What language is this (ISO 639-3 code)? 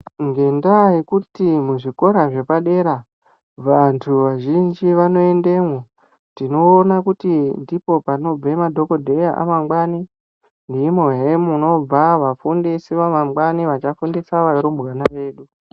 ndc